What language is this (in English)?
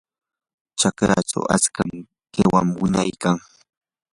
Yanahuanca Pasco Quechua